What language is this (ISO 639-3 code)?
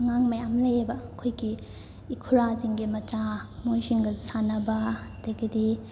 mni